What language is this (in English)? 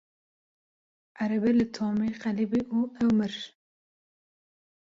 Kurdish